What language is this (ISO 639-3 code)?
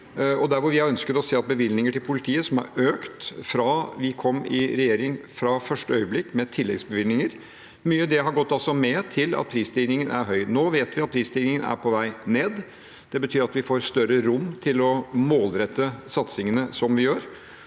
nor